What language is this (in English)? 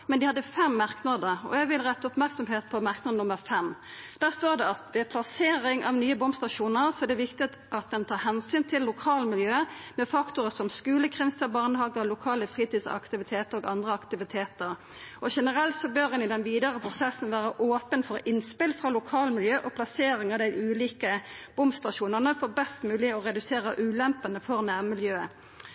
Norwegian Nynorsk